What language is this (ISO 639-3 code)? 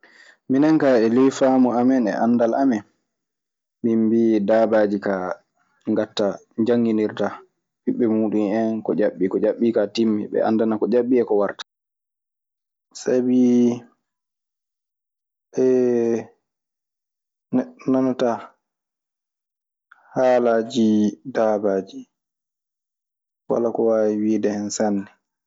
ffm